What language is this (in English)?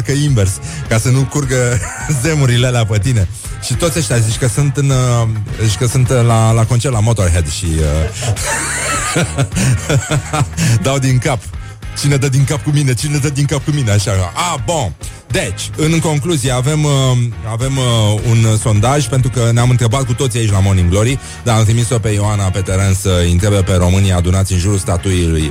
Romanian